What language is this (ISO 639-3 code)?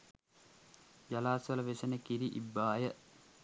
sin